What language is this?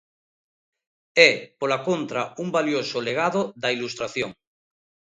Galician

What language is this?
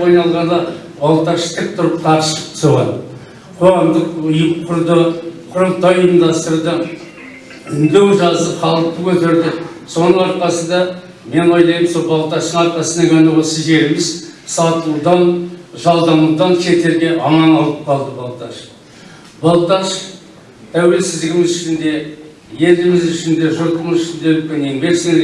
Kazakh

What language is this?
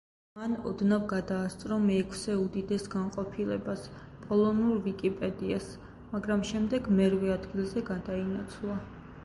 Georgian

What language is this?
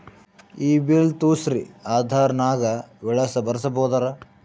Kannada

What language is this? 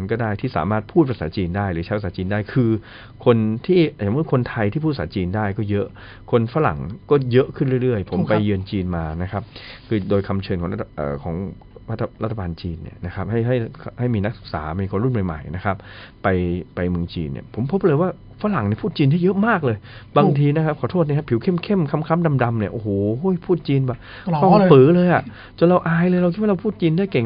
Thai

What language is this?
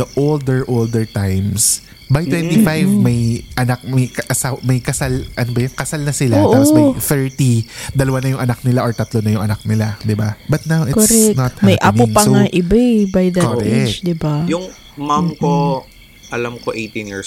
Filipino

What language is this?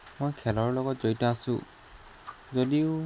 Assamese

